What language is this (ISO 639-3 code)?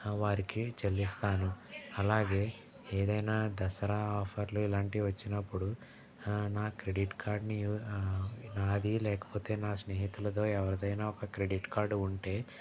tel